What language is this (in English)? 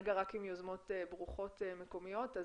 Hebrew